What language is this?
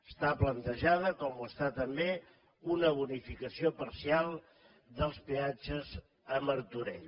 Catalan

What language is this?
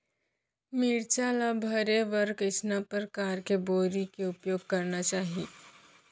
Chhattisgarhi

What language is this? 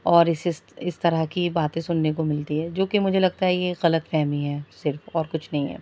Urdu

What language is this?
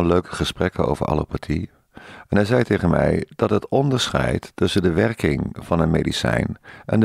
Dutch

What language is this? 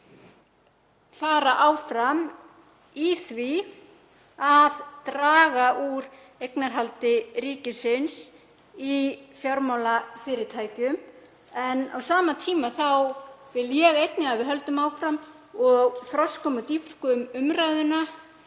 Icelandic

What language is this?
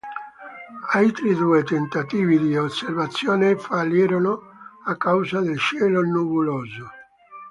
Italian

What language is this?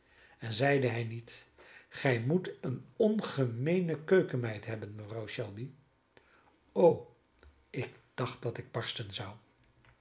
Dutch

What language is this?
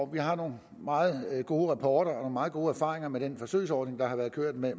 Danish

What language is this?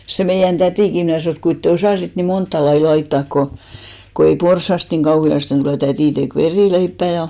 Finnish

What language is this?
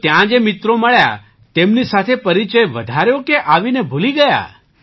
Gujarati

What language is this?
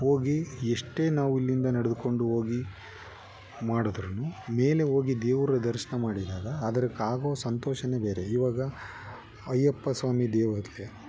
Kannada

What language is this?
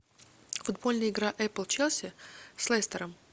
Russian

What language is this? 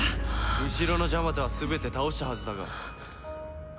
Japanese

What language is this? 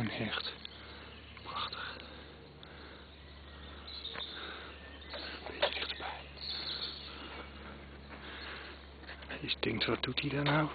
Dutch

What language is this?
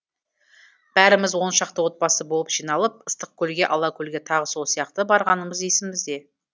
Kazakh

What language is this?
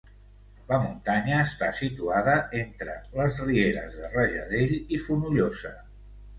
Catalan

